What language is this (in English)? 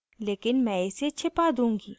Hindi